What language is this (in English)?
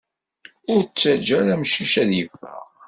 Kabyle